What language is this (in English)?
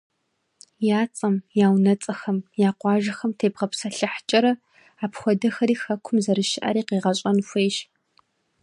Kabardian